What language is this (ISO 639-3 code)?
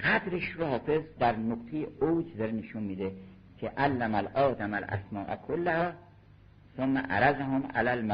fas